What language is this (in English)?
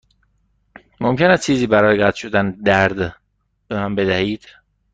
Persian